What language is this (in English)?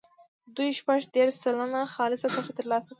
Pashto